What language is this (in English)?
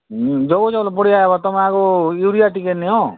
Odia